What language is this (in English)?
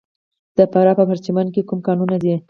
Pashto